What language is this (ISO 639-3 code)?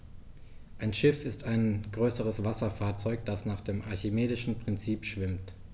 deu